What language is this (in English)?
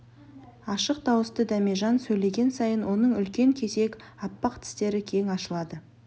Kazakh